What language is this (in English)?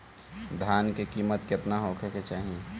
Bhojpuri